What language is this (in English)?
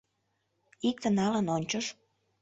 Mari